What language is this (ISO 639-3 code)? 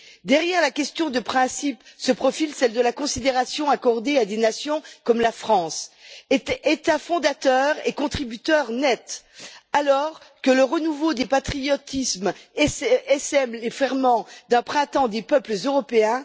fra